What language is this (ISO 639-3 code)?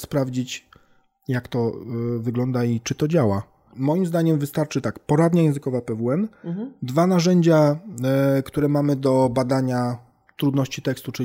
pol